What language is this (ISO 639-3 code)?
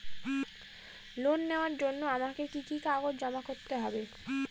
ben